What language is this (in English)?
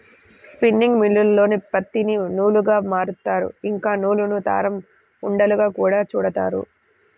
Telugu